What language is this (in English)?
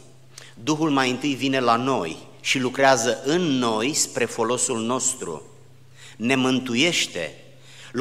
Romanian